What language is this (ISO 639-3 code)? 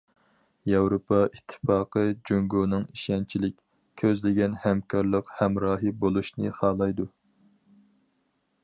uig